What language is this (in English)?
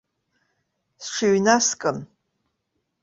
Abkhazian